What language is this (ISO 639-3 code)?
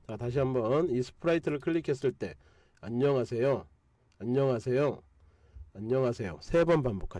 kor